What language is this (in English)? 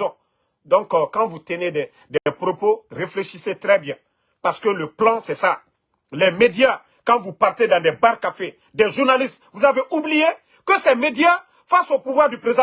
French